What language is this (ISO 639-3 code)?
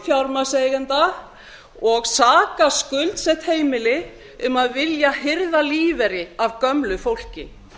isl